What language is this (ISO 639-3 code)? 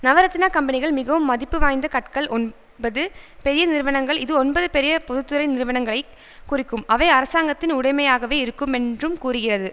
tam